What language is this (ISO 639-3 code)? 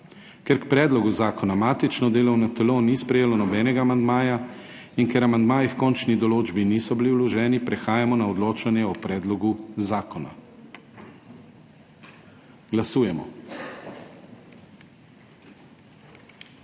slv